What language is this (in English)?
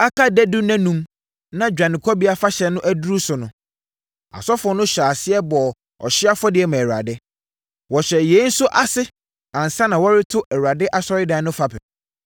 Akan